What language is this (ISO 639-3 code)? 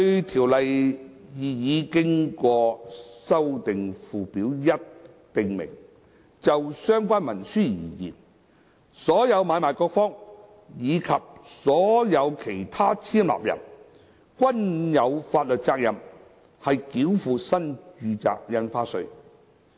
yue